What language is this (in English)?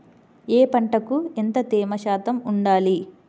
Telugu